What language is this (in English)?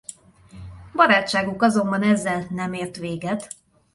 Hungarian